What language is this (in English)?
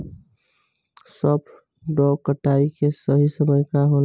Bhojpuri